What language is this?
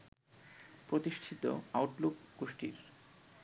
Bangla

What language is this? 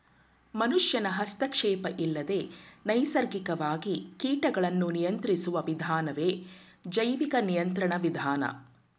Kannada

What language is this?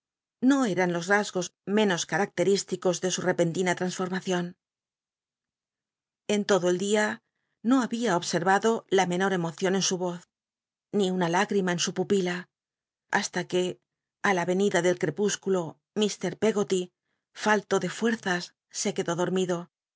Spanish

